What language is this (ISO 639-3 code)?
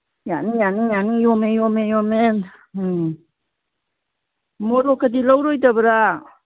mni